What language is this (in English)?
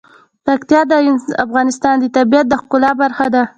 Pashto